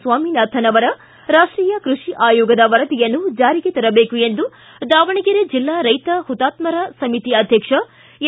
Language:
Kannada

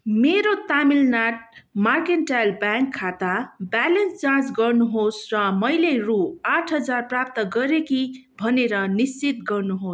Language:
Nepali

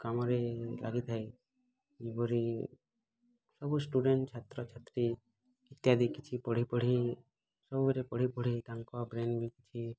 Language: Odia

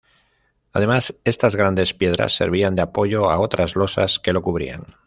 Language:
Spanish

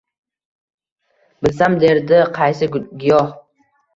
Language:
Uzbek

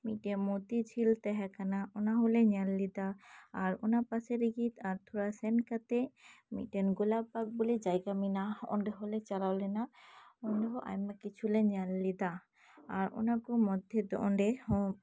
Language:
Santali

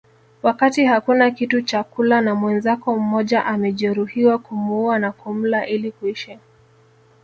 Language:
Swahili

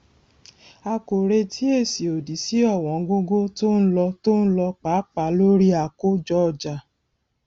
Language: Yoruba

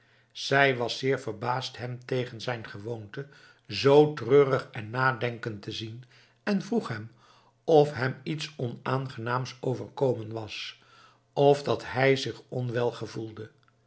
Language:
Dutch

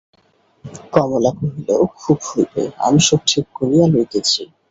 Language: Bangla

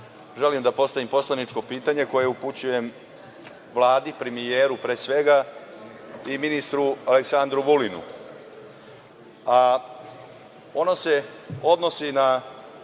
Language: Serbian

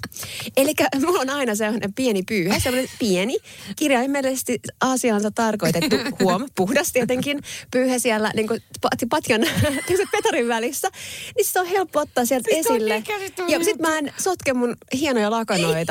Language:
Finnish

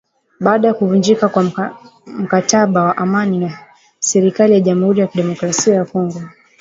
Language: Swahili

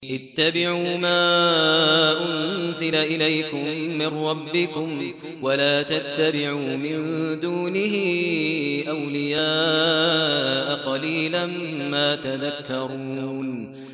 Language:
Arabic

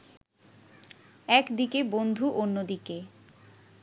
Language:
Bangla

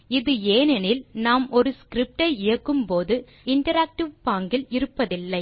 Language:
Tamil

